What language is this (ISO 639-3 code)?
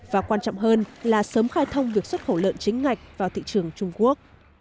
vie